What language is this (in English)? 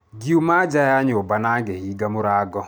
Kikuyu